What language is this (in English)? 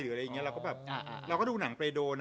Thai